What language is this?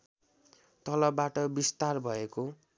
Nepali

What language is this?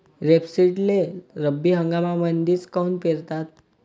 Marathi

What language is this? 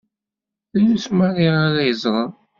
Kabyle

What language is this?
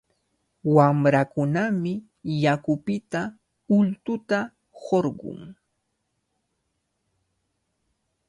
Cajatambo North Lima Quechua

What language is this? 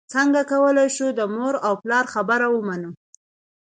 Pashto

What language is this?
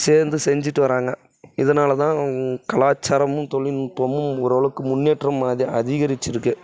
Tamil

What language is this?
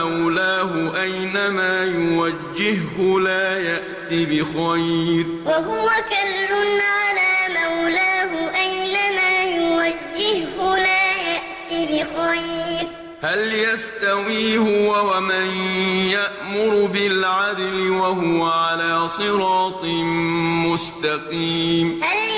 Arabic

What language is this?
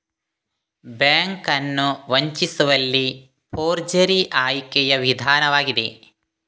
Kannada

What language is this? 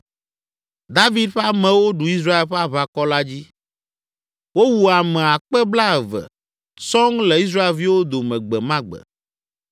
Ewe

